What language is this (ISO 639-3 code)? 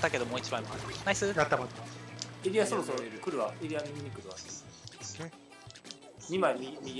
jpn